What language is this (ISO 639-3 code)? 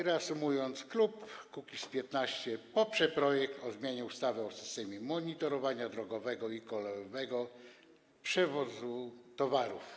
pol